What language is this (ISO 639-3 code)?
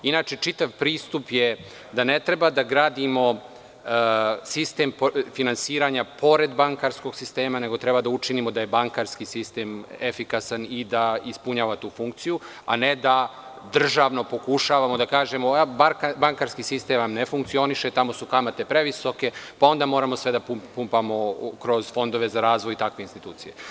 srp